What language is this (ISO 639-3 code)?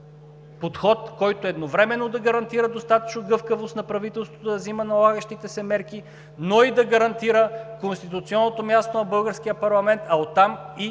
bul